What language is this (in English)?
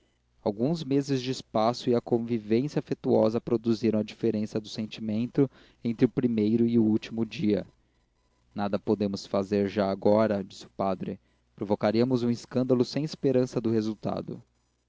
Portuguese